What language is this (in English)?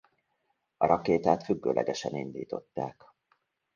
Hungarian